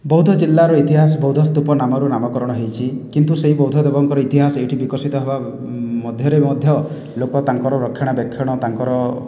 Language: Odia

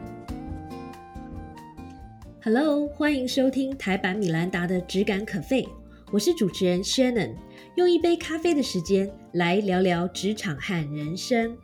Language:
Chinese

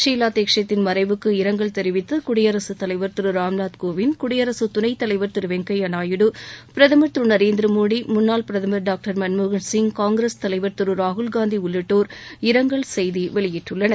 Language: Tamil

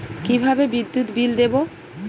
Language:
Bangla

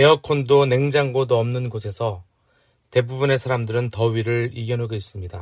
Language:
Korean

